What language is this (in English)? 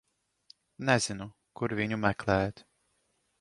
Latvian